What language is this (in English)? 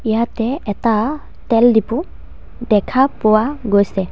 Assamese